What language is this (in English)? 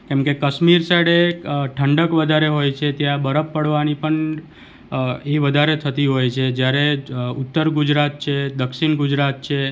Gujarati